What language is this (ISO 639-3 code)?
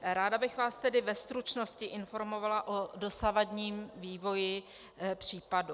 ces